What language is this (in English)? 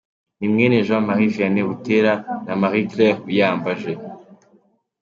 Kinyarwanda